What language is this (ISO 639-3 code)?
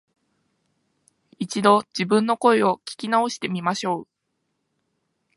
jpn